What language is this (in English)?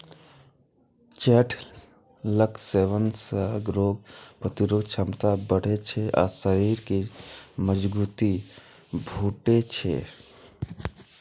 Maithili